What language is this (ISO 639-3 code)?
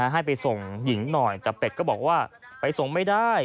tha